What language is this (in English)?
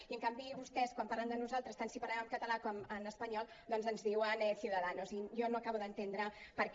Catalan